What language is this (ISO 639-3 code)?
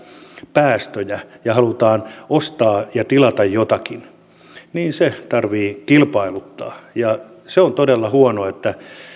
fin